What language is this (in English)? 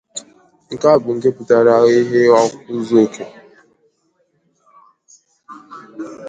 Igbo